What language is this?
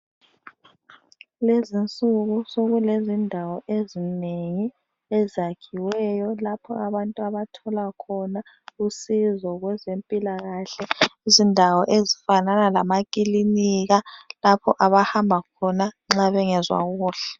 North Ndebele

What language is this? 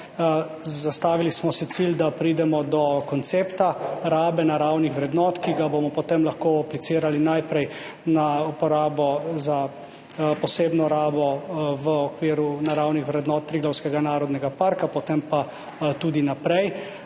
Slovenian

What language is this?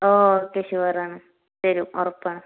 Malayalam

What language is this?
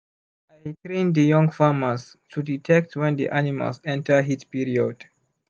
Nigerian Pidgin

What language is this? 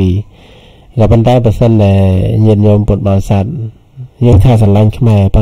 Thai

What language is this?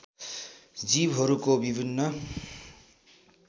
Nepali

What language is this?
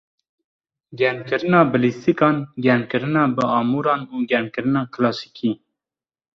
Kurdish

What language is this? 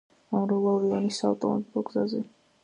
Georgian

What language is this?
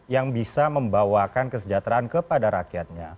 Indonesian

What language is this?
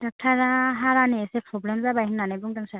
Bodo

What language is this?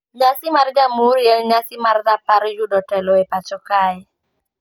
Luo (Kenya and Tanzania)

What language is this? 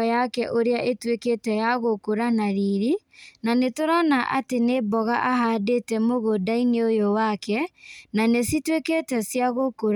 Kikuyu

